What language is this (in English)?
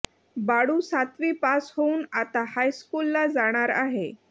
Marathi